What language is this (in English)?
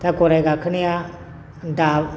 Bodo